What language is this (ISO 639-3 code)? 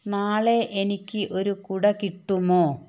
mal